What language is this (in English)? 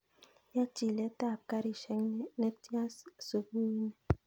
Kalenjin